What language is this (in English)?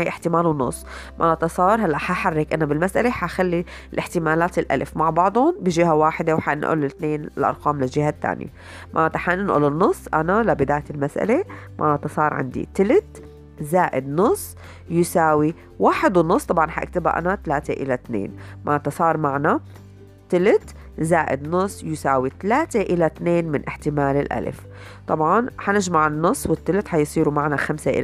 Arabic